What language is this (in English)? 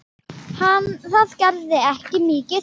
Icelandic